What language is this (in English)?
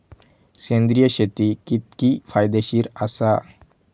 Marathi